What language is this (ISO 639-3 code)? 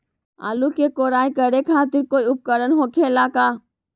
mag